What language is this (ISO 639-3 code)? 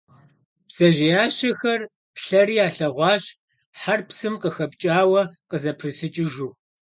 kbd